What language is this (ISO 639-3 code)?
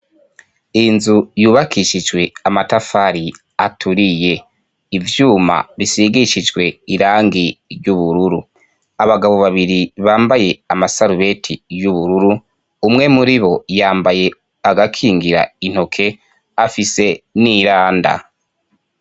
run